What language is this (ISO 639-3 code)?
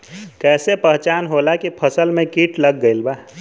bho